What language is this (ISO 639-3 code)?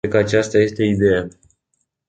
ron